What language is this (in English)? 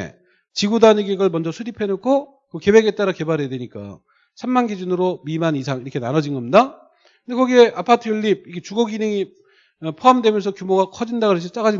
Korean